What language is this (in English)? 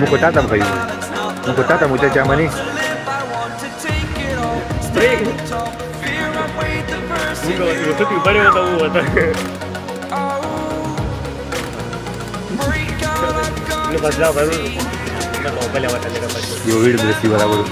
Arabic